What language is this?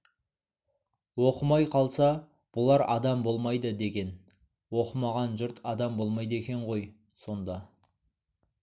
Kazakh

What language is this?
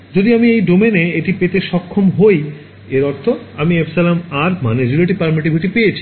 Bangla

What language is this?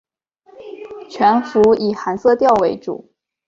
Chinese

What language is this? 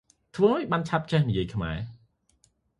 Khmer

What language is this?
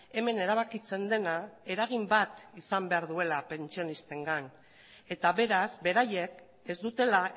Basque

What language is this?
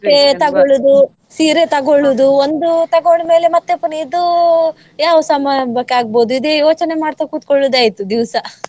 Kannada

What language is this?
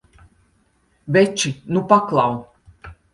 Latvian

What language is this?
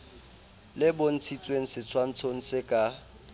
Southern Sotho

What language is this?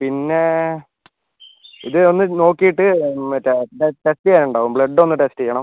Malayalam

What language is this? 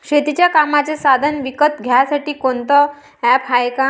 Marathi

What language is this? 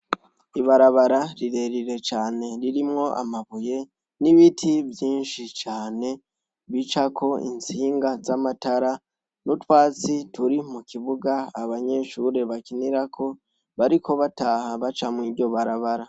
Rundi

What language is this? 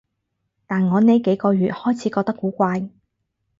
Cantonese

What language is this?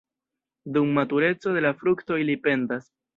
Esperanto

